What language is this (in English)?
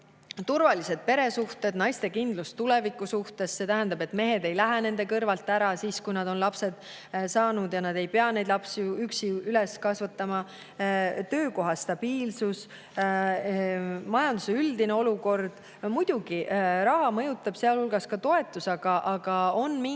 Estonian